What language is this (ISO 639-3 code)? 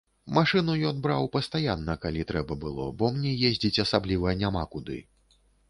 bel